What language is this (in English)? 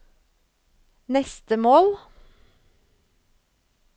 Norwegian